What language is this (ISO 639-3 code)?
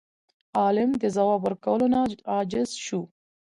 pus